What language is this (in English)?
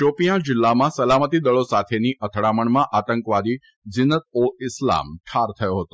Gujarati